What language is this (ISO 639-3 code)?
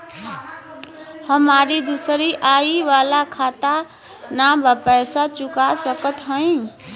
bho